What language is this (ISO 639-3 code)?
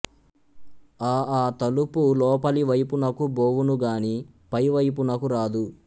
tel